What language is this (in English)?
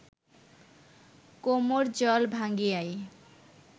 Bangla